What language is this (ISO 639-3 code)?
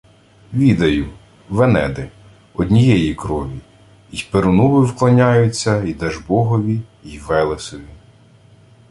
ukr